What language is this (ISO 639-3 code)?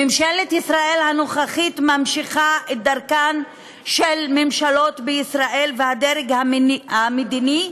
heb